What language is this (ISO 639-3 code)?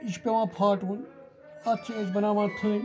kas